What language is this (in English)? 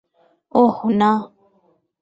Bangla